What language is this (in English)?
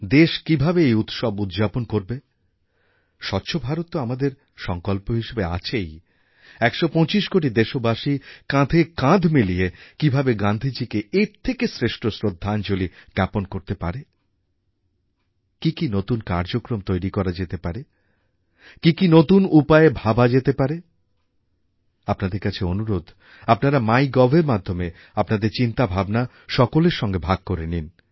Bangla